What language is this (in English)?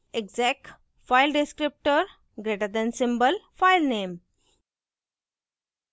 Hindi